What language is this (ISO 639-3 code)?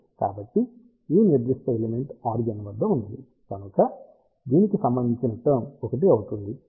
tel